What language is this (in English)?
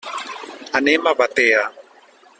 Catalan